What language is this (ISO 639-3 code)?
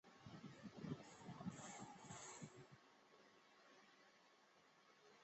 zho